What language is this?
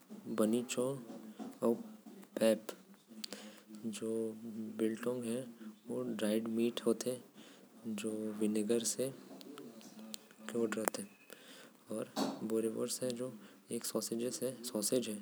Korwa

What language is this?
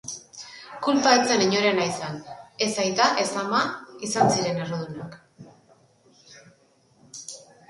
Basque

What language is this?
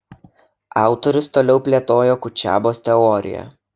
Lithuanian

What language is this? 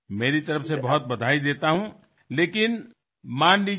Marathi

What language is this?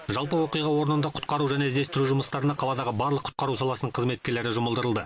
Kazakh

